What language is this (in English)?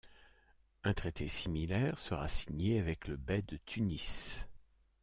French